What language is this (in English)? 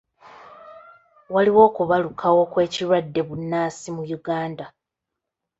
Ganda